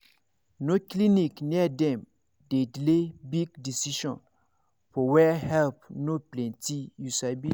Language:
Nigerian Pidgin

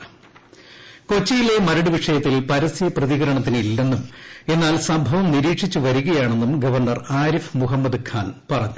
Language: Malayalam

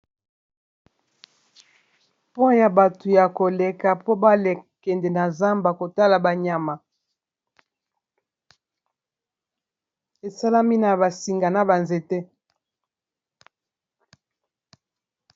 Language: Lingala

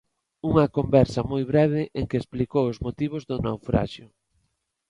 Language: Galician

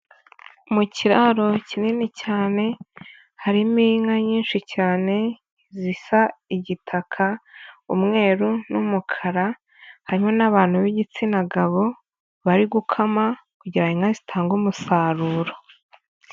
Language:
Kinyarwanda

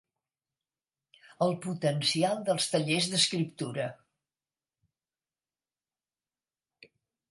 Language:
Catalan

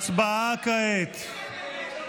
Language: Hebrew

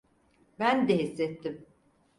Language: Turkish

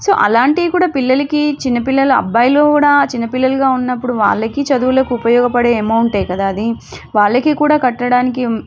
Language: Telugu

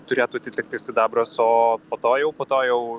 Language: Lithuanian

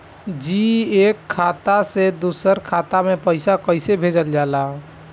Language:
Bhojpuri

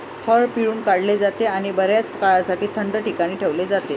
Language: Marathi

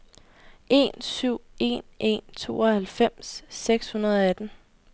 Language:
Danish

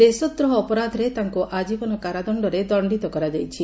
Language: Odia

